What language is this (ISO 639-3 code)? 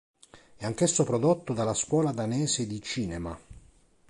ita